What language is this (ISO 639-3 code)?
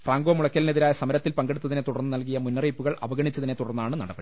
mal